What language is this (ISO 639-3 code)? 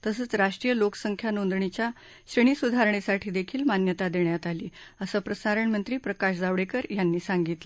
mar